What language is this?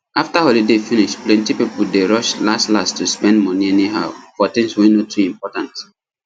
Nigerian Pidgin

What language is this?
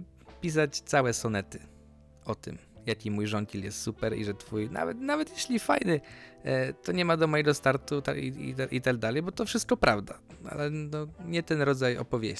Polish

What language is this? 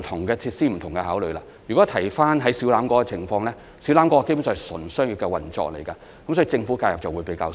Cantonese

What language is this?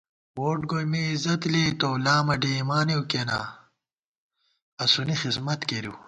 Gawar-Bati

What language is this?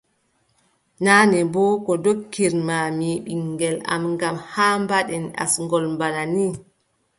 Adamawa Fulfulde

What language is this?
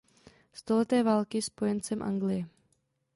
Czech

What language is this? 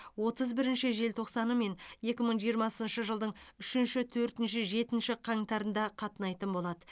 Kazakh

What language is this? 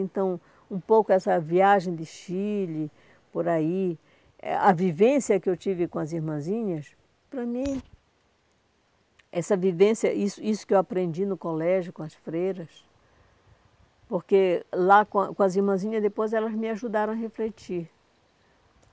Portuguese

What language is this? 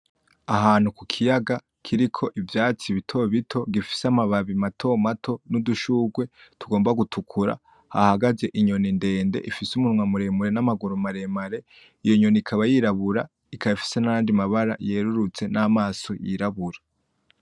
Rundi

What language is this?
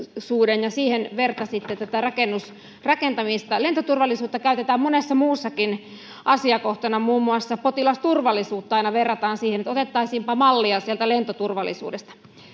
Finnish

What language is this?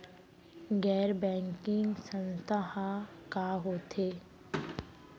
Chhattisgarhi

